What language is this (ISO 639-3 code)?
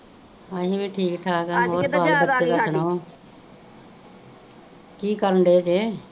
pan